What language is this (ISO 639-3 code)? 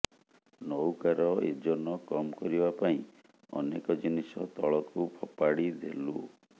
ori